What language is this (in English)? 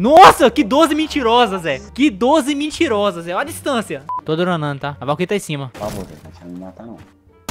Portuguese